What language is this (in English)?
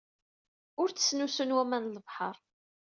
Kabyle